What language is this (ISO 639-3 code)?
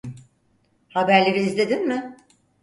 tur